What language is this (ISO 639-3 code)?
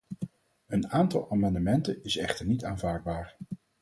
nld